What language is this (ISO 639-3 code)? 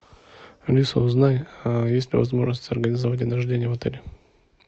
rus